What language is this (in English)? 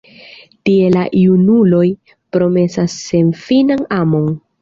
Esperanto